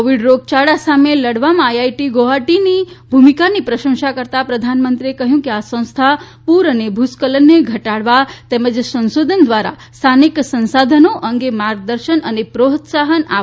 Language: Gujarati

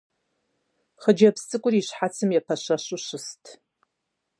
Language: Kabardian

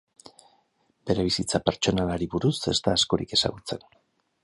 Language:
Basque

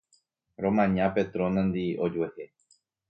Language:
Guarani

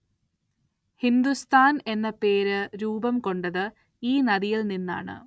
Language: Malayalam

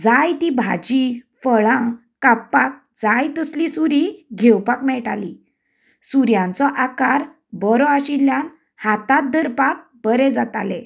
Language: Konkani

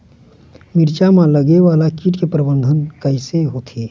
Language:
Chhattisgarhi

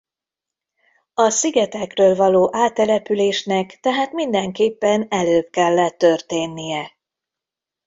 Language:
Hungarian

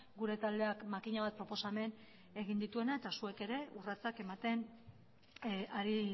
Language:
Basque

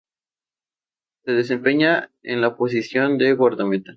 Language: Spanish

